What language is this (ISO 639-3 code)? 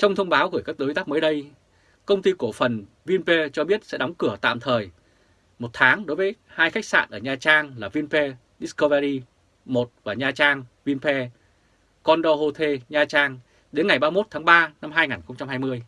vie